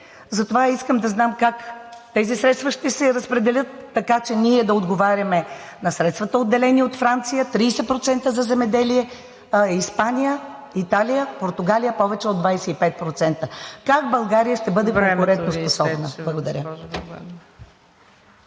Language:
Bulgarian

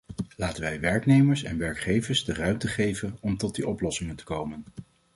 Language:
Dutch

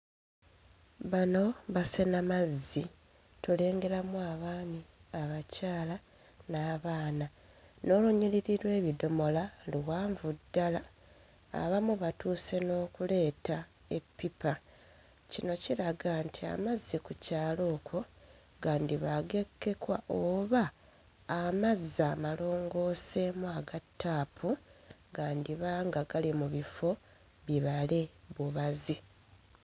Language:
Ganda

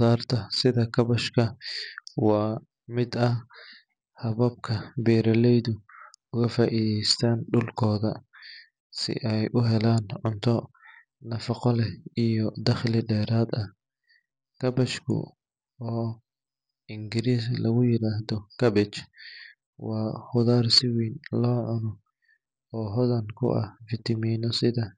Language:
Somali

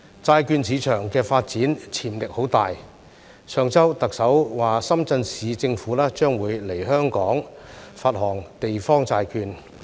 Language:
Cantonese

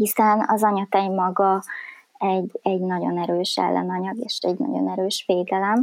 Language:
Hungarian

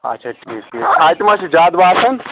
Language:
Kashmiri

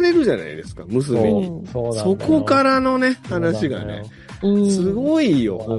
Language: Japanese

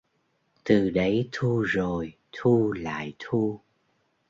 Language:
Vietnamese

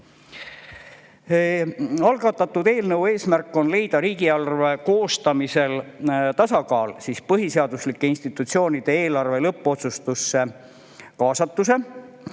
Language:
Estonian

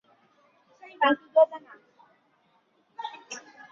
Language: Chinese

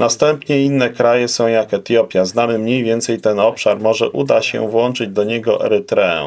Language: Polish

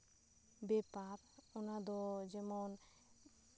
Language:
Santali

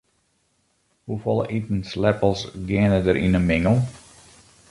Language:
Western Frisian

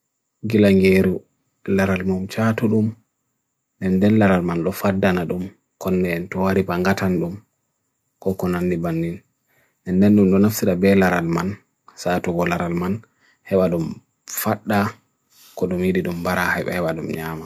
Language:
Bagirmi Fulfulde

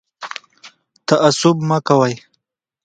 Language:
Pashto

